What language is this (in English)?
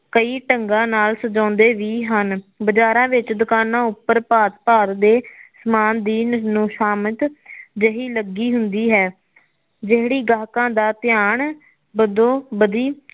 Punjabi